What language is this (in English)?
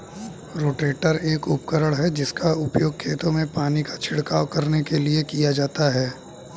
Hindi